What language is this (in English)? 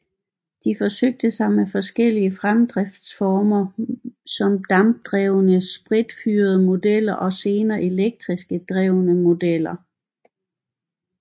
Danish